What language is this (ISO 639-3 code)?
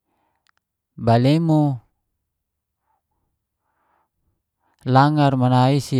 ges